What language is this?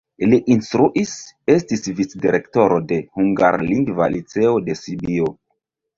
Esperanto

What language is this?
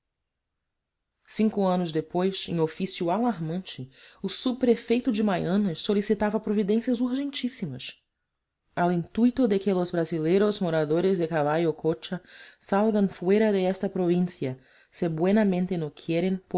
Portuguese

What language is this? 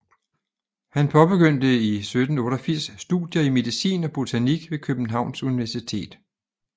Danish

